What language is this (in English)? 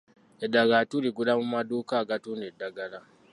Ganda